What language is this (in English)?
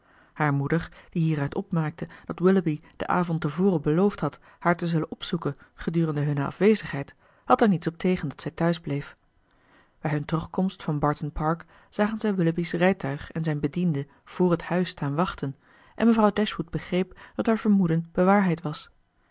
Dutch